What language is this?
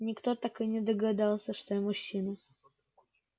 Russian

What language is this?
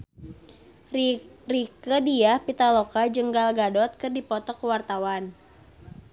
Sundanese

